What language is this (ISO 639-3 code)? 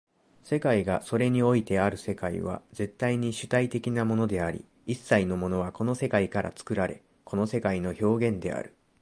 jpn